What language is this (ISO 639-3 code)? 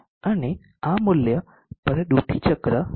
guj